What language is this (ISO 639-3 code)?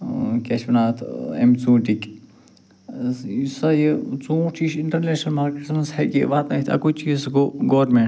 kas